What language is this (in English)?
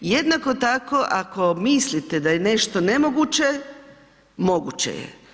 Croatian